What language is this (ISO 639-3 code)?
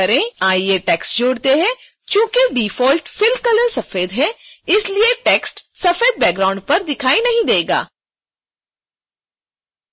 hin